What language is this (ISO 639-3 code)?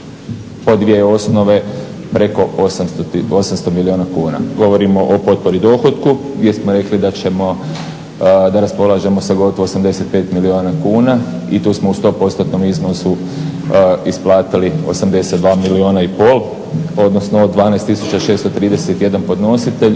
hrv